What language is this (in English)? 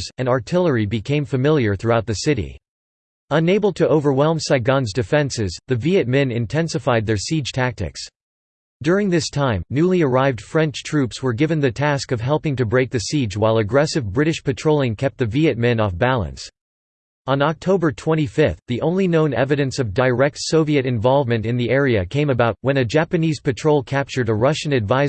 English